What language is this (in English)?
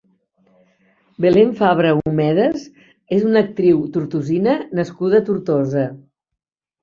Catalan